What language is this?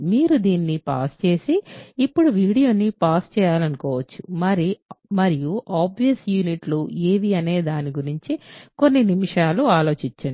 Telugu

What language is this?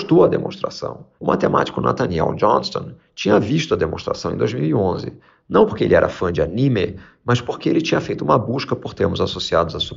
Portuguese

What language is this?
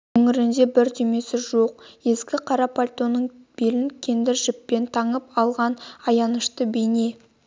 Kazakh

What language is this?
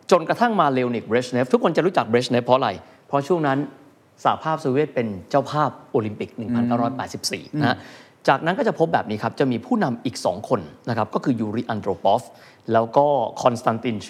Thai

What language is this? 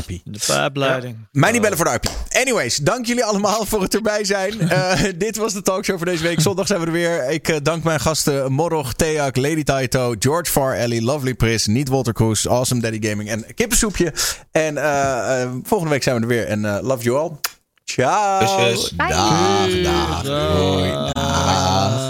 Dutch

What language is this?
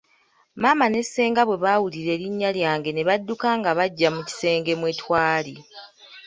Ganda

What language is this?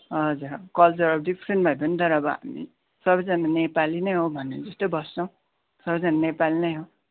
Nepali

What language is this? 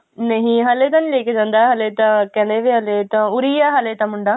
Punjabi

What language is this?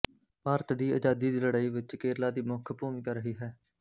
Punjabi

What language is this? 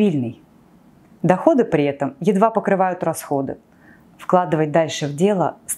Russian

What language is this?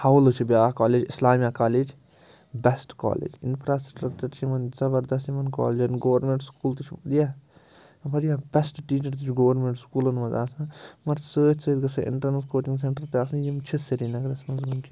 Kashmiri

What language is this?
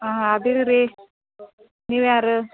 Kannada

